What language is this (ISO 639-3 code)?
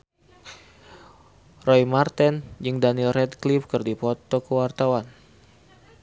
sun